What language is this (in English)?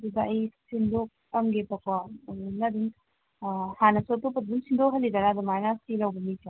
Manipuri